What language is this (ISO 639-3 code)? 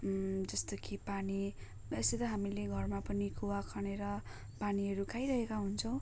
nep